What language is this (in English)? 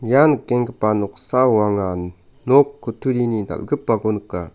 Garo